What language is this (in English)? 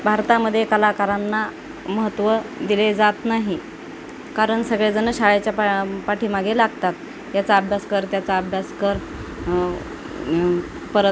Marathi